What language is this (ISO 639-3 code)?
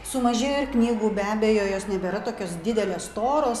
lit